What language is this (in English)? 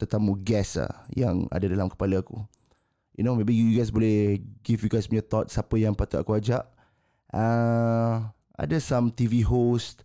Malay